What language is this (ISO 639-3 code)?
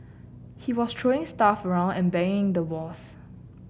eng